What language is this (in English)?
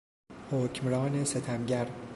Persian